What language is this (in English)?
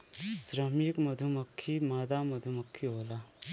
Bhojpuri